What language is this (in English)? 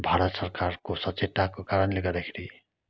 Nepali